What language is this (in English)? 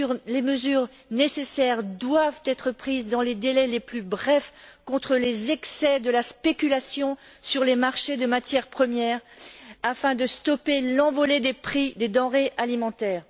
French